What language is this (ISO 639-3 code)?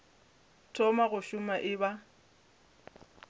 nso